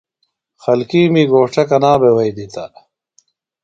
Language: Phalura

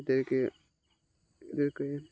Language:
Bangla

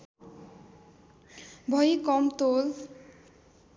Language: Nepali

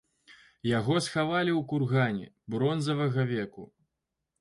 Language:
Belarusian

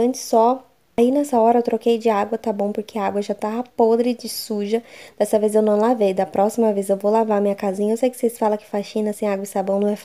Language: Portuguese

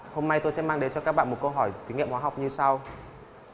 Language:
Vietnamese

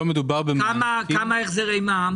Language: Hebrew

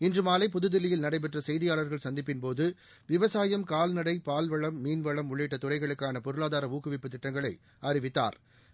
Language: Tamil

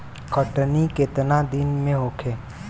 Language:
Bhojpuri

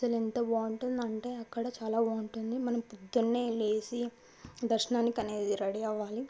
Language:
Telugu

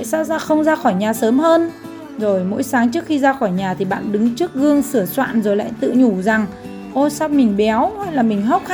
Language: Vietnamese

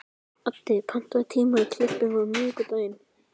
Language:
Icelandic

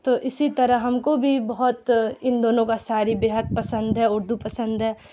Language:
Urdu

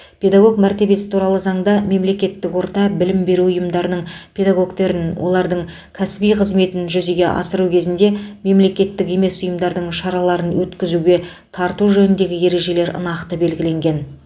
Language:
Kazakh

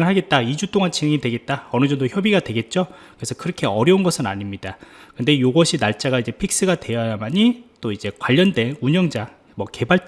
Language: Korean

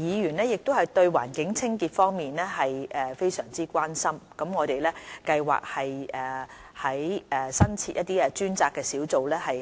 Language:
Cantonese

